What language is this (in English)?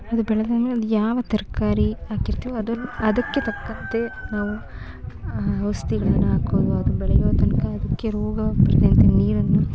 Kannada